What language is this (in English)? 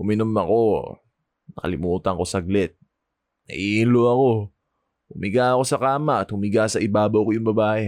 Filipino